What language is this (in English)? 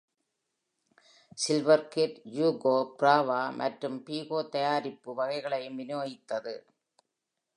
Tamil